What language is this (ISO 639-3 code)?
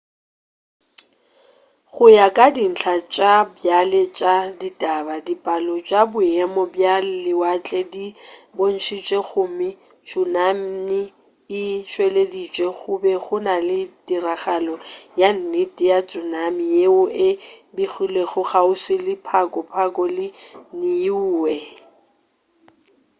nso